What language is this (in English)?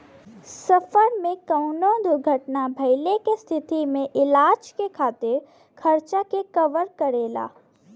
Bhojpuri